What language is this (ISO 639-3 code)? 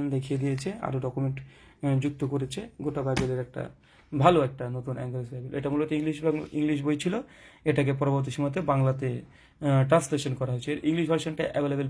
tur